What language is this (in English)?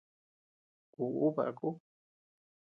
Tepeuxila Cuicatec